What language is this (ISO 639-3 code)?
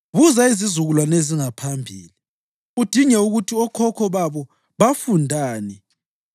nde